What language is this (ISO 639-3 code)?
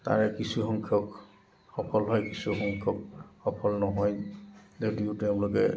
asm